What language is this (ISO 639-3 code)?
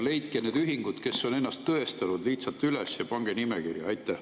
est